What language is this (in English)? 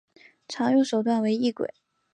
Chinese